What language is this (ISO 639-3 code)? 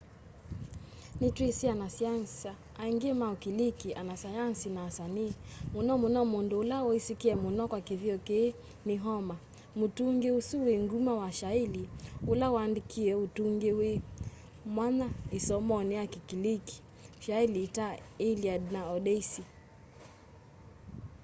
kam